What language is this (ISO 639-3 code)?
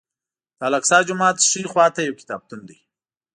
pus